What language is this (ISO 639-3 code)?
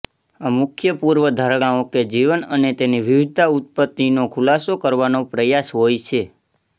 guj